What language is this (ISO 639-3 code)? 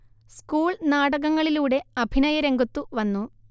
mal